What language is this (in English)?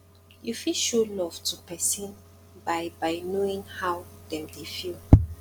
Nigerian Pidgin